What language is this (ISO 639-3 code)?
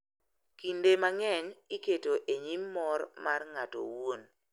luo